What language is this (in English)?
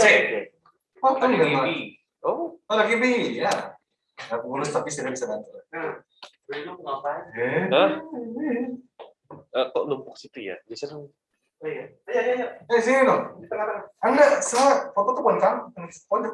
Indonesian